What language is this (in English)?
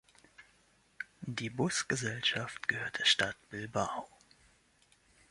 German